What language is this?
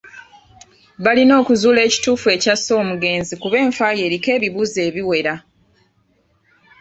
Ganda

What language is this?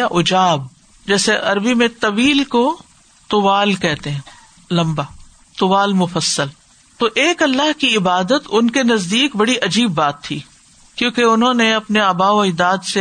Urdu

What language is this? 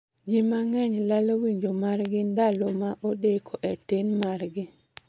Luo (Kenya and Tanzania)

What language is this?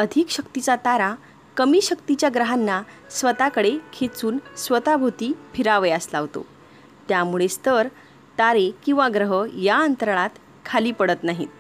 Marathi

